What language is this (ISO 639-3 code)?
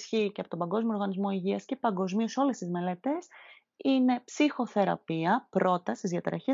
ell